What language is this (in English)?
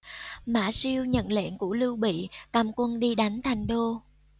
Vietnamese